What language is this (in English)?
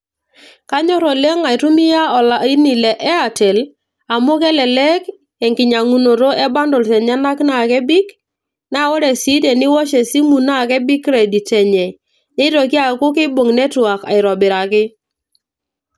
Masai